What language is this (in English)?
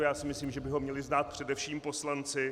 Czech